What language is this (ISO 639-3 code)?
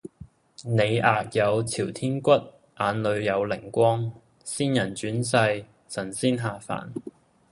yue